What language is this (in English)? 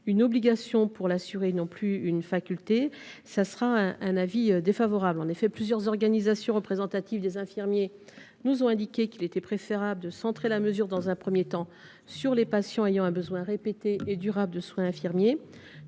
French